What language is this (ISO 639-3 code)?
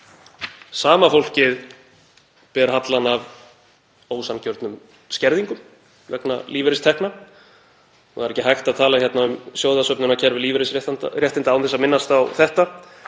isl